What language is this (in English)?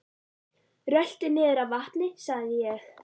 Icelandic